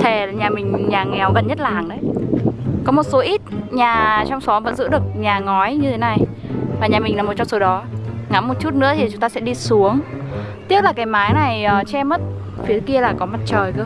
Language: Vietnamese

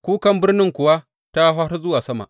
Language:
Hausa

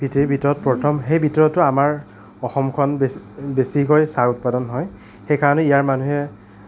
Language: Assamese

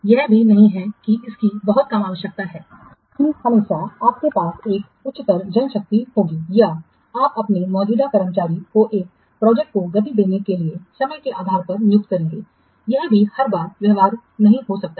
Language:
Hindi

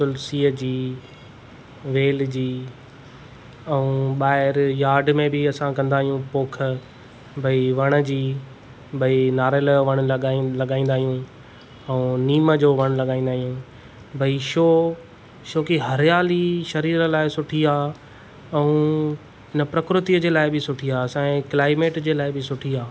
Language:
Sindhi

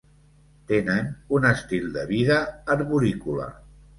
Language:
Catalan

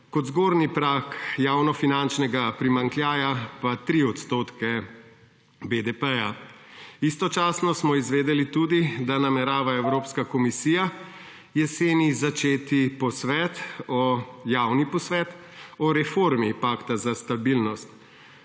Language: Slovenian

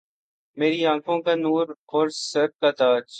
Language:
Urdu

